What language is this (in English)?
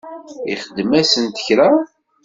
Kabyle